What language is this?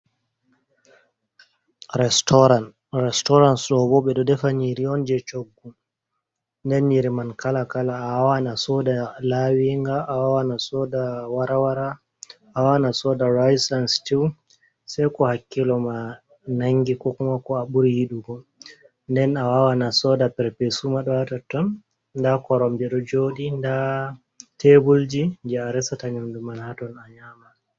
Fula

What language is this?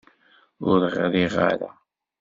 Kabyle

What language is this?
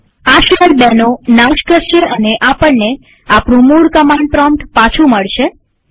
Gujarati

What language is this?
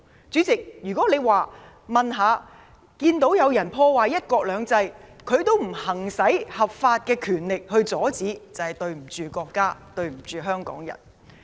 Cantonese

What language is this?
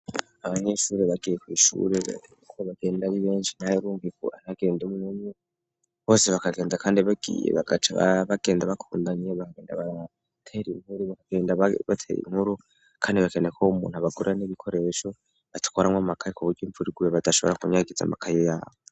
Rundi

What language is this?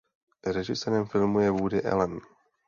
Czech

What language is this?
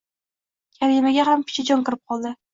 Uzbek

